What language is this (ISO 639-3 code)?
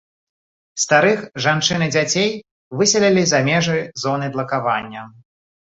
bel